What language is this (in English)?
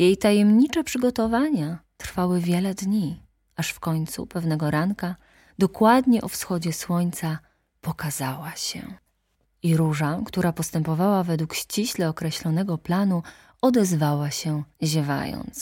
Polish